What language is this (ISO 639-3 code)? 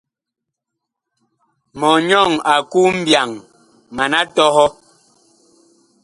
bkh